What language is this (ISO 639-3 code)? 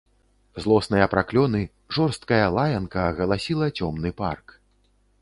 bel